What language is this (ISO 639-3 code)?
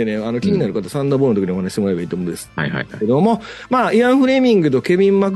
jpn